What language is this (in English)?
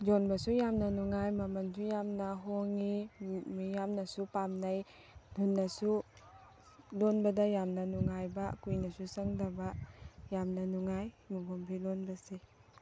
Manipuri